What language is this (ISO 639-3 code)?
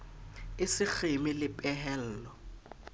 sot